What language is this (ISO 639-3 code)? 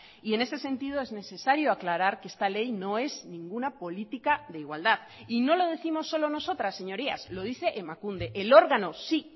spa